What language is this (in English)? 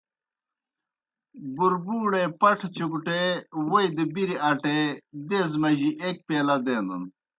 Kohistani Shina